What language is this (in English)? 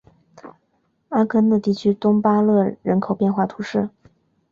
Chinese